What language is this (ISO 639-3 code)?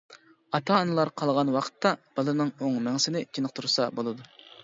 uig